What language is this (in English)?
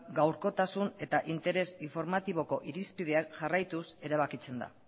Basque